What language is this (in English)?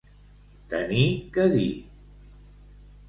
Catalan